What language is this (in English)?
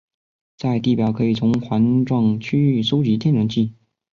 Chinese